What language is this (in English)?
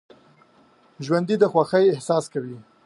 Pashto